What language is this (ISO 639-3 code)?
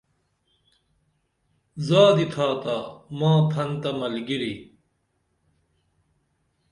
dml